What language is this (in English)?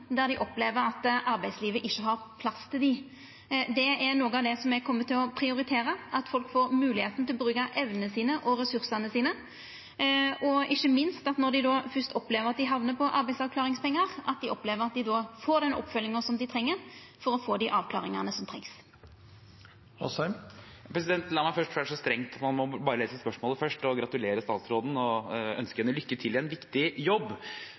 Norwegian